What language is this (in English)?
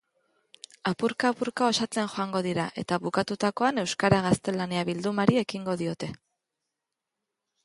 Basque